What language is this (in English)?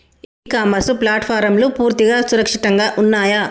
Telugu